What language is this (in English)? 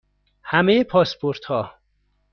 Persian